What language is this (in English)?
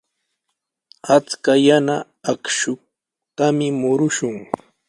Sihuas Ancash Quechua